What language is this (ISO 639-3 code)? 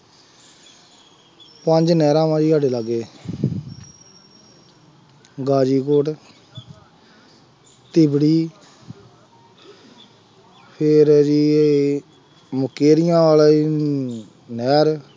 pan